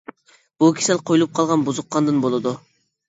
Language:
Uyghur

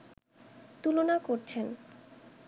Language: Bangla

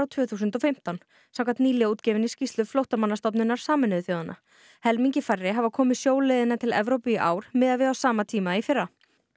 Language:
Icelandic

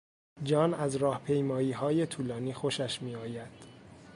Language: Persian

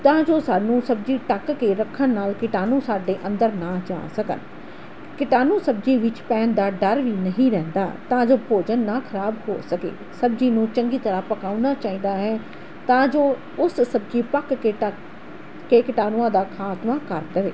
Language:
Punjabi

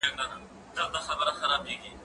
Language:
Pashto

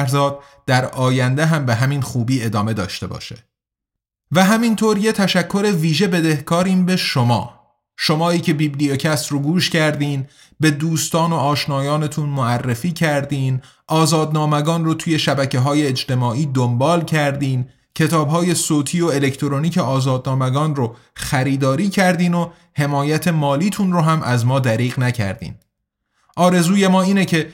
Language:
Persian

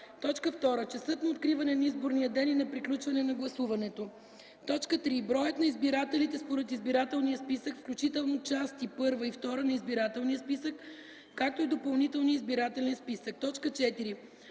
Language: Bulgarian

